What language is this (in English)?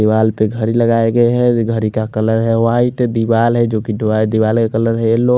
Hindi